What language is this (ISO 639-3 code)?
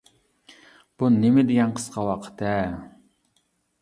uig